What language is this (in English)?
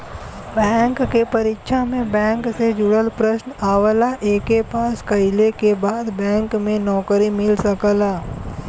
Bhojpuri